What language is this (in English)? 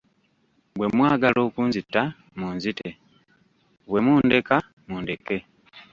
Ganda